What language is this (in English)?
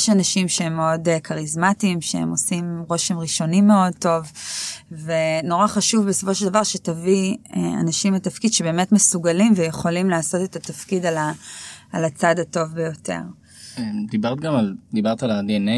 Hebrew